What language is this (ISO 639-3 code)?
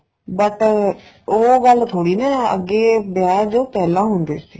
pan